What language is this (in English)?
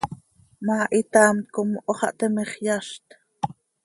Seri